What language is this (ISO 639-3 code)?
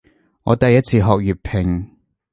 yue